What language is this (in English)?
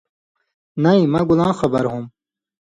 Indus Kohistani